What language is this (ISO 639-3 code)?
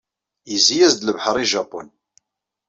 kab